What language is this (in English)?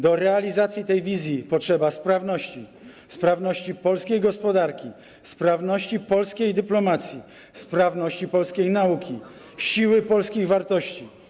Polish